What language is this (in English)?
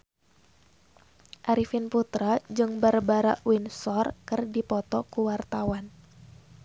Sundanese